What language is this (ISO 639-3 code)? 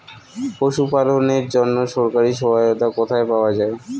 ben